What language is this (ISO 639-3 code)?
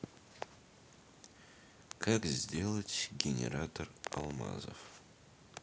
rus